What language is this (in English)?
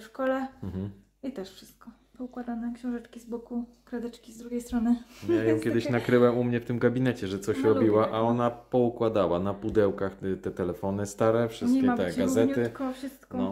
Polish